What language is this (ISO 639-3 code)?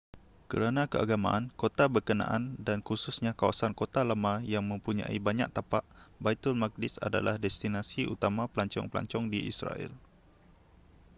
msa